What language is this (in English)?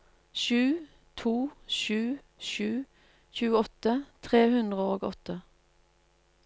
Norwegian